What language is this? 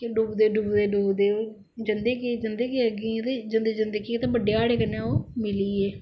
Dogri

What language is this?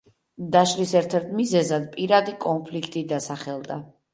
Georgian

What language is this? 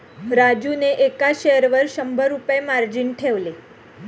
Marathi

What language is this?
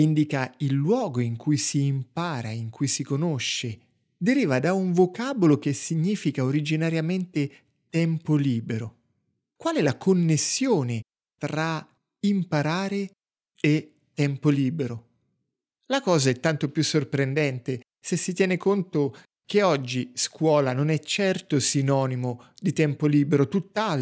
Italian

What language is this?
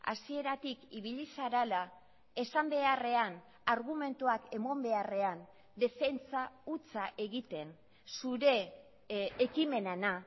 Basque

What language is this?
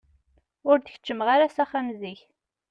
Kabyle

